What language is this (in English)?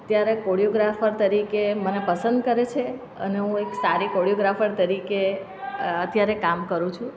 Gujarati